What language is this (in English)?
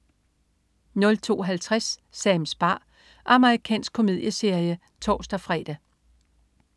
Danish